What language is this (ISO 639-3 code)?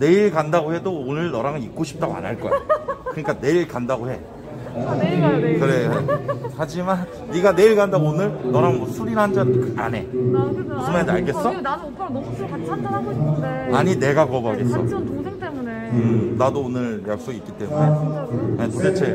kor